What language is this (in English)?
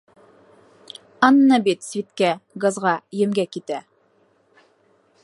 Bashkir